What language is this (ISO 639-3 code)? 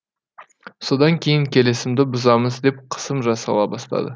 kaz